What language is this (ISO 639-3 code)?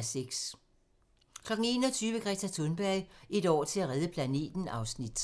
dan